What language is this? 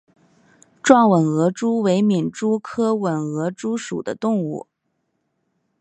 Chinese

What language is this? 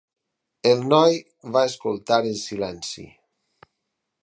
Catalan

